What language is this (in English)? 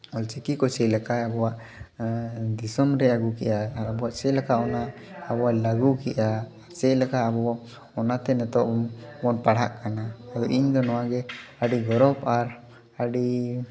Santali